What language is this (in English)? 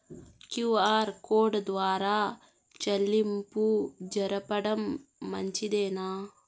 Telugu